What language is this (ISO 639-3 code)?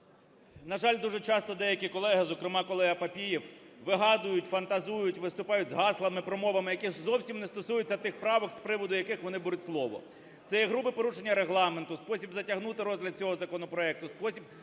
ukr